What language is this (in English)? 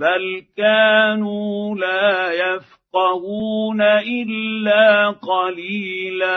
Arabic